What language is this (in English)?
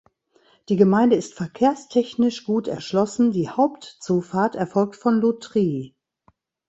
German